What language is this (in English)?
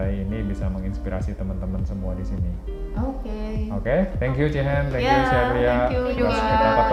Indonesian